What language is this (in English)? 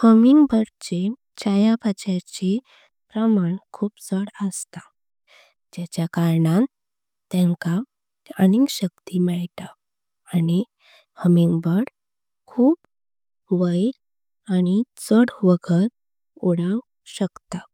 Konkani